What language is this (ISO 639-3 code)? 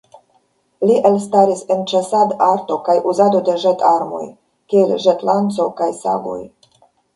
epo